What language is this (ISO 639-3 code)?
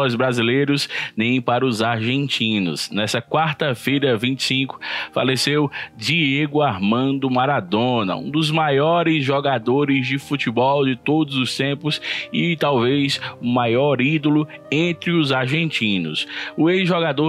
por